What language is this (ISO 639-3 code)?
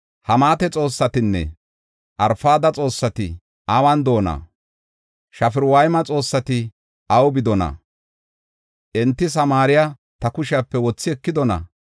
gof